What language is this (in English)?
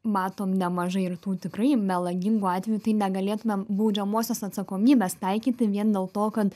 Lithuanian